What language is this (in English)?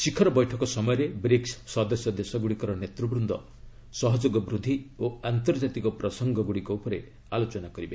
Odia